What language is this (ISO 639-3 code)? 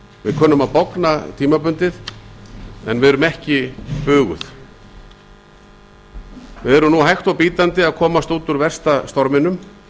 isl